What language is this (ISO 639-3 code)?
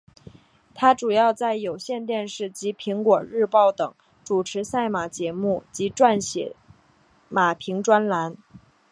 zho